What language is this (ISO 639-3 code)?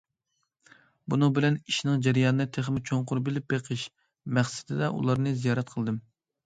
uig